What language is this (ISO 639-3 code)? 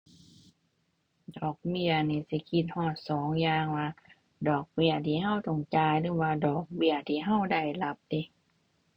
tha